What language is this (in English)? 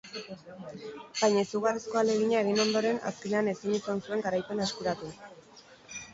Basque